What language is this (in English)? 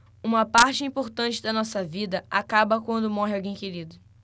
Portuguese